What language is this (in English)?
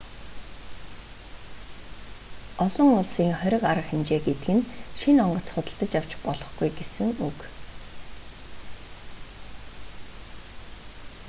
Mongolian